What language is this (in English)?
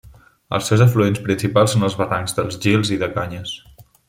Catalan